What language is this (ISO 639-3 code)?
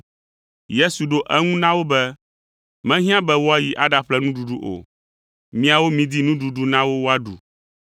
ewe